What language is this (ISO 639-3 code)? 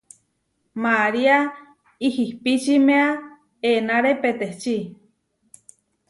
var